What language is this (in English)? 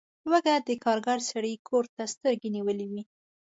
Pashto